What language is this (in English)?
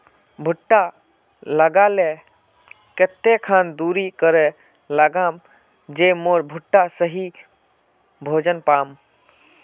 Magahi